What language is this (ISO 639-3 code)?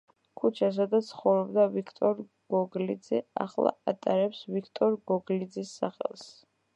kat